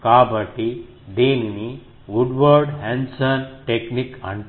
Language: Telugu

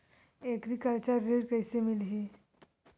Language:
Chhattisgarhi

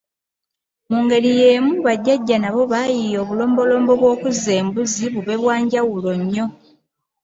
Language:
Ganda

